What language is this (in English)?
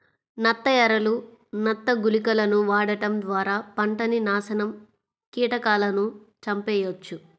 Telugu